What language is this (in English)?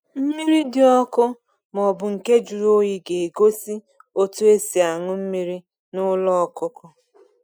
Igbo